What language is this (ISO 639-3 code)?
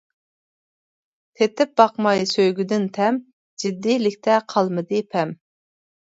uig